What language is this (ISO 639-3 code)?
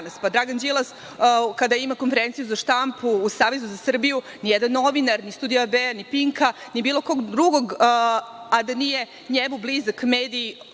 srp